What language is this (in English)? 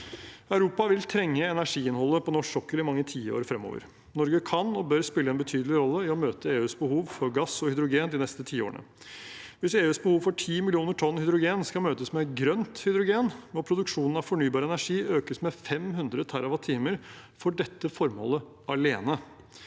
Norwegian